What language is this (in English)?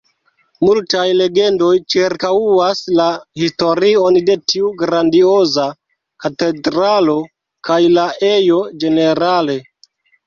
Esperanto